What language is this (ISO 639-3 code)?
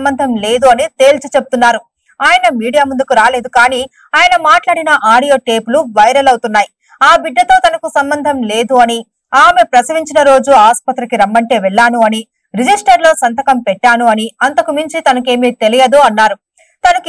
tel